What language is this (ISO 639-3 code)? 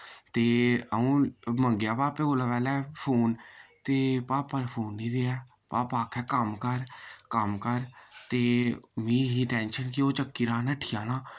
doi